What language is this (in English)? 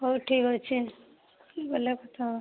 Odia